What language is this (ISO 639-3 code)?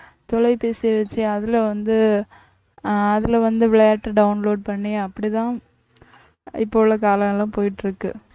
tam